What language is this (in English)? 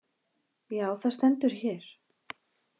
Icelandic